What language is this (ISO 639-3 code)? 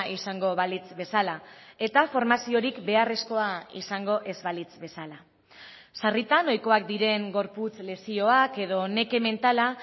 eus